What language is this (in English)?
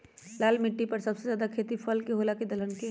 Magahi